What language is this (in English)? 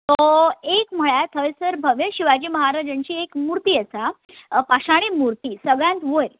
Konkani